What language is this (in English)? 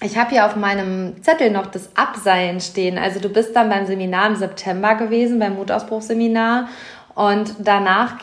German